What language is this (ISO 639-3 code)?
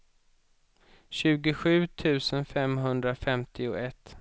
swe